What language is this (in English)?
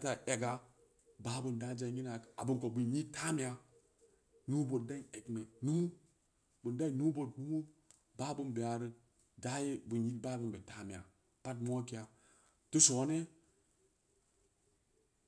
Samba Leko